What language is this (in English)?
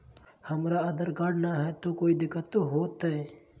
Magahi